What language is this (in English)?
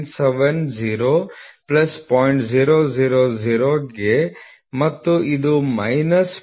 Kannada